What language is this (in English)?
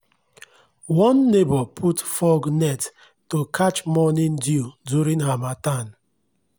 Nigerian Pidgin